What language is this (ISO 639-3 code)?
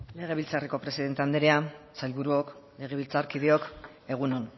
eus